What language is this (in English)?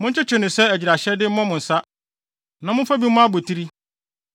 Akan